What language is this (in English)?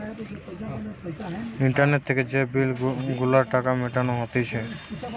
Bangla